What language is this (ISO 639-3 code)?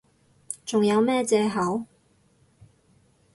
yue